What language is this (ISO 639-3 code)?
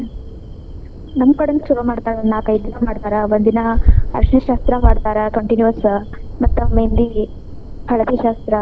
kan